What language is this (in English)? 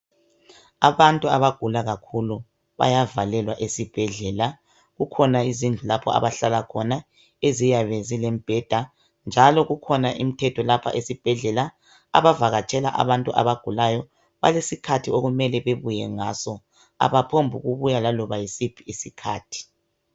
North Ndebele